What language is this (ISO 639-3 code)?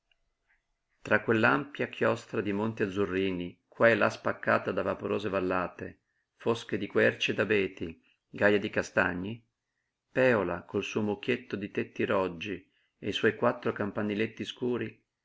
ita